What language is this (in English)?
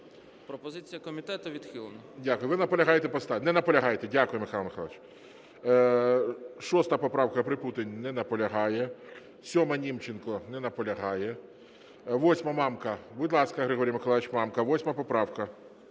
Ukrainian